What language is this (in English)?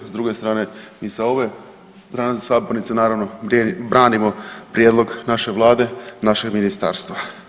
Croatian